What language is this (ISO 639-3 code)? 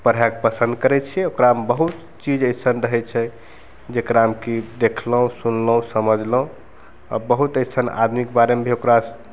mai